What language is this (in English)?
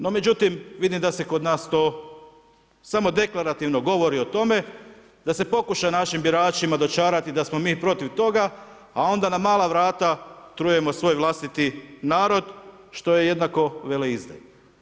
Croatian